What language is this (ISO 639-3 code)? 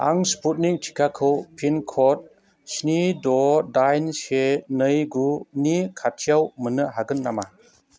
brx